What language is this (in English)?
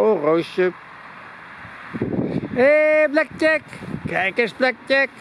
Dutch